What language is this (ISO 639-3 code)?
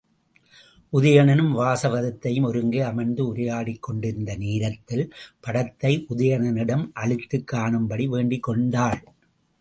tam